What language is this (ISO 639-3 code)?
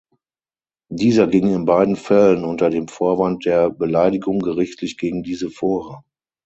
deu